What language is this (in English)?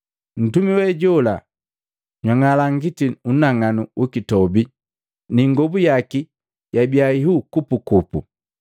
Matengo